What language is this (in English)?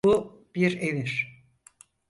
Turkish